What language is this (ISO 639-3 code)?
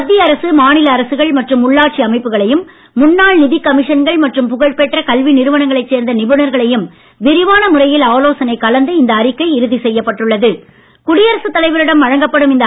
tam